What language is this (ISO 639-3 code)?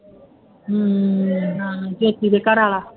pan